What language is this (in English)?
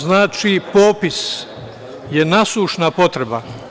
Serbian